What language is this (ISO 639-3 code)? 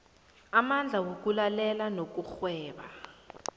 nbl